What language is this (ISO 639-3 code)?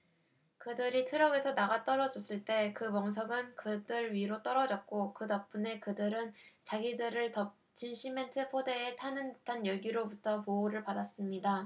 kor